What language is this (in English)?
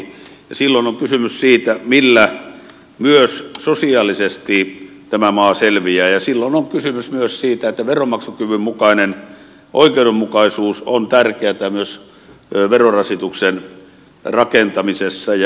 Finnish